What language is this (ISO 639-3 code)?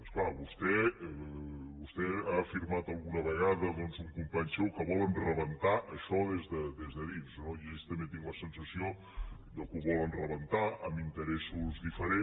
cat